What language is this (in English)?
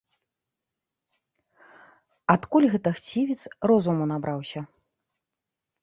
Belarusian